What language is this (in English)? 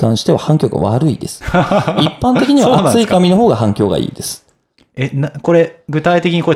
Japanese